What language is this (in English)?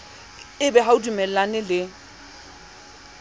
Southern Sotho